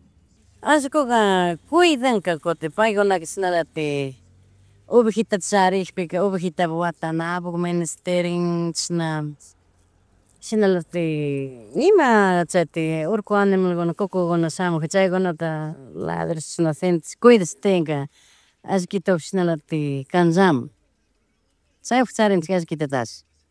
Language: Chimborazo Highland Quichua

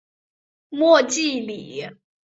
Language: Chinese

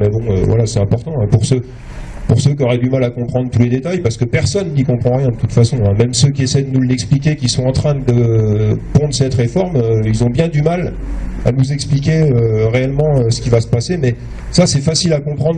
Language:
French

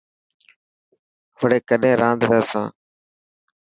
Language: Dhatki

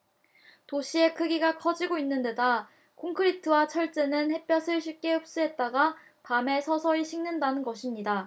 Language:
Korean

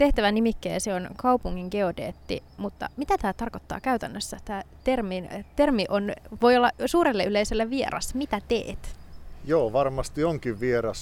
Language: Finnish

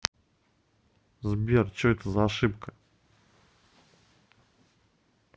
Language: Russian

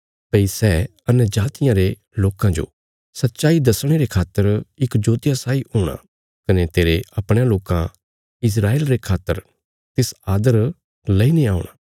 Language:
Bilaspuri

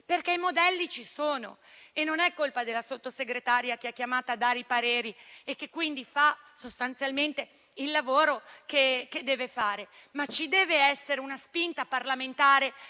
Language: Italian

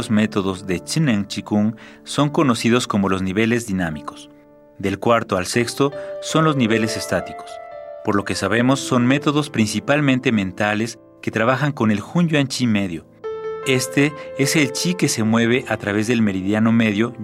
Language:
Spanish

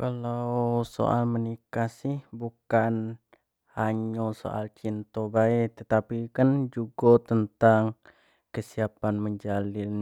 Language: Jambi Malay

